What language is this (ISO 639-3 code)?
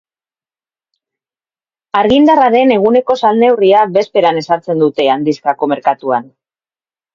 eus